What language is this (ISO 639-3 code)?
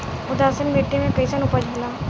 bho